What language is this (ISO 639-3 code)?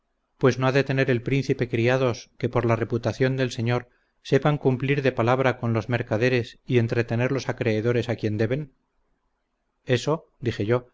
spa